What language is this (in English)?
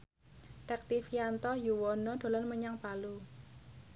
Javanese